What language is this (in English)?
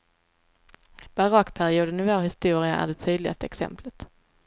Swedish